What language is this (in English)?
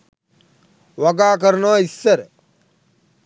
Sinhala